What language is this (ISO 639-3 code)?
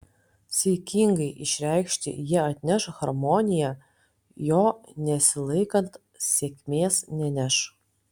lit